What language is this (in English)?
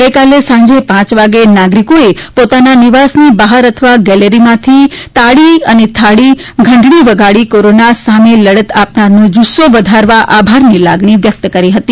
Gujarati